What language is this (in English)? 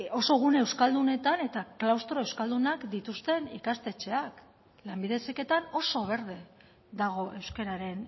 Basque